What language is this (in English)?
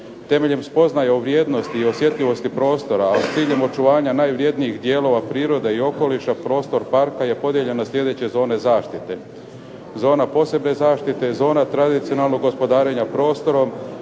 Croatian